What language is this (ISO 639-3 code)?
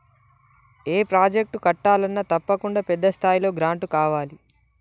tel